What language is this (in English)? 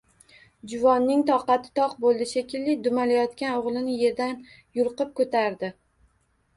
Uzbek